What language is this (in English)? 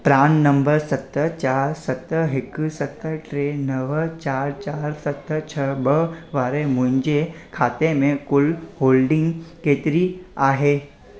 Sindhi